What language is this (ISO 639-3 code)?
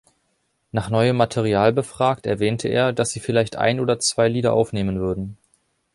deu